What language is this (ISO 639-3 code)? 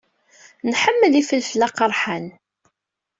kab